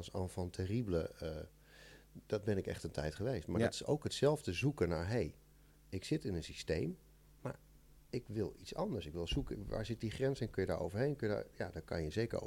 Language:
Dutch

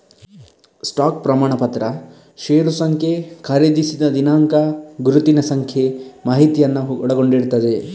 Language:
Kannada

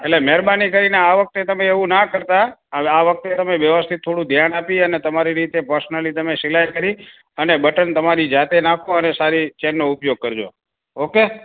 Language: Gujarati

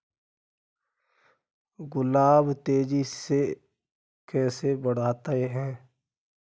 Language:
Hindi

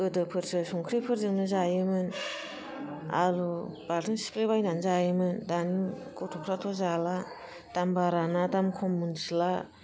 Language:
Bodo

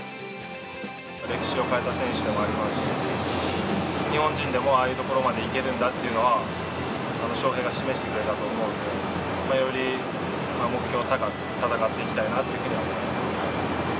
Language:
Japanese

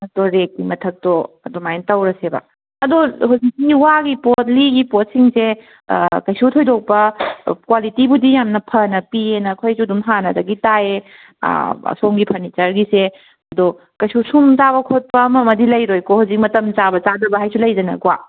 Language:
Manipuri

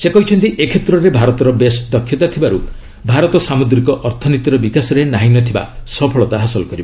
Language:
Odia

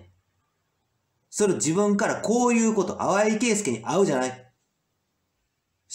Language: Japanese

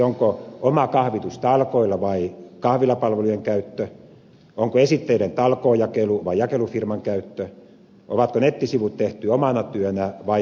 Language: Finnish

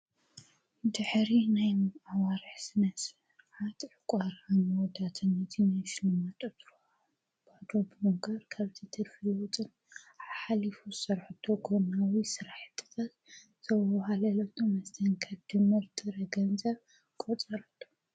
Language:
Tigrinya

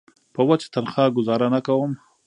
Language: Pashto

